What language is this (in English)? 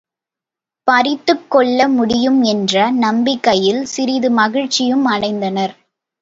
Tamil